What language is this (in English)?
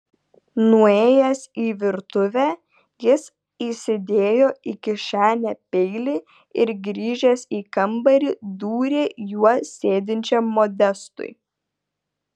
Lithuanian